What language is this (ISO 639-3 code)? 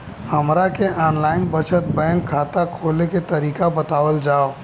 bho